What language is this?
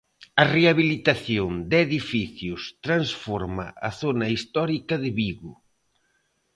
Galician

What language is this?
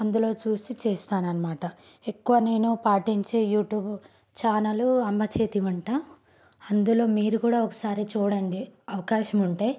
Telugu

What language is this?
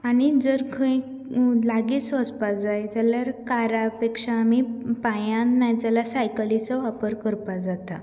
Konkani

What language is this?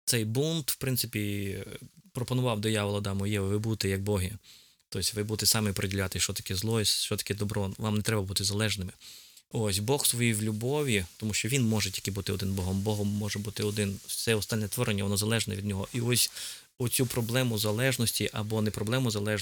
Ukrainian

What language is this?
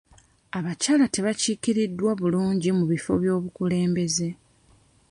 Ganda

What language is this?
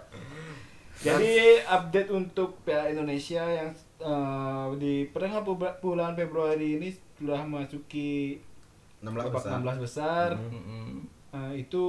Indonesian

